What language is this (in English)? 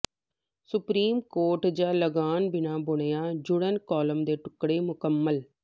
Punjabi